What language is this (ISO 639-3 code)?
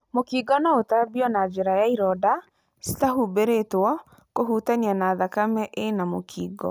kik